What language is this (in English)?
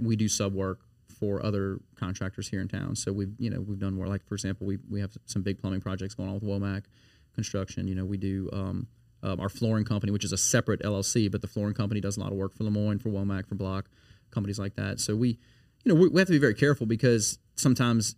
English